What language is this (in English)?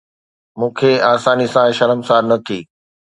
Sindhi